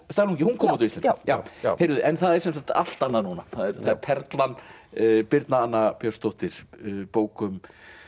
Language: Icelandic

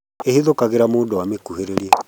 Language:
Kikuyu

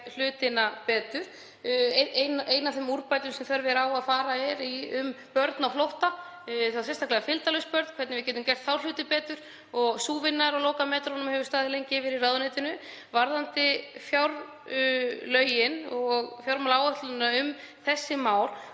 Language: Icelandic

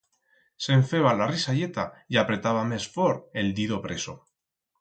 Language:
Aragonese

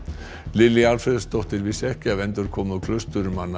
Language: Icelandic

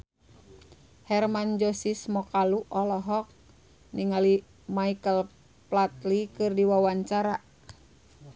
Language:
Sundanese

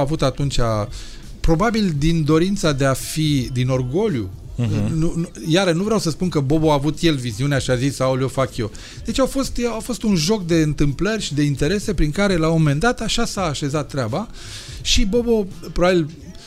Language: Romanian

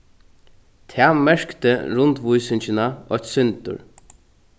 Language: Faroese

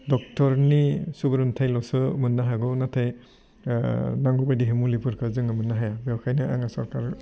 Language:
Bodo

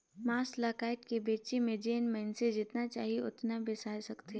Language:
Chhattisgarhi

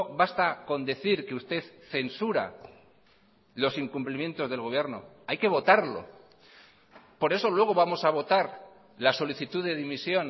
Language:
Spanish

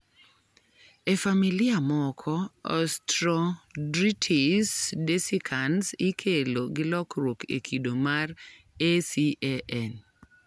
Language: Luo (Kenya and Tanzania)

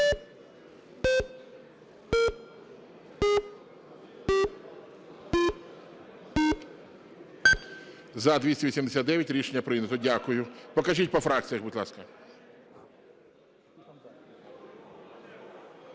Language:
Ukrainian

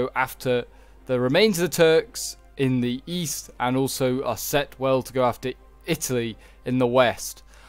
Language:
English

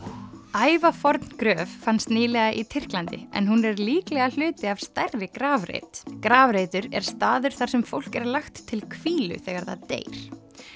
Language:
Icelandic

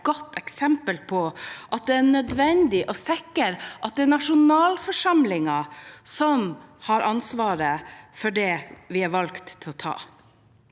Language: Norwegian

